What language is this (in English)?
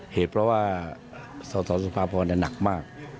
Thai